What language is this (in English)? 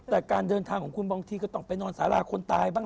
Thai